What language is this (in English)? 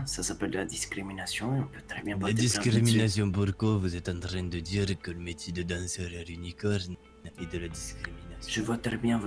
French